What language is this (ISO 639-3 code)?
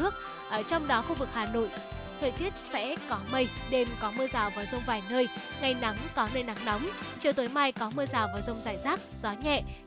vie